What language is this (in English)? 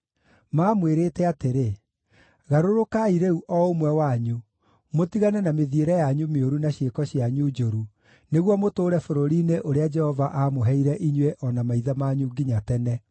Kikuyu